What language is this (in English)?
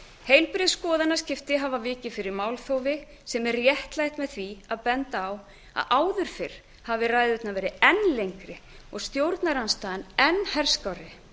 Icelandic